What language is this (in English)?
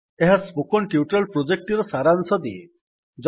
Odia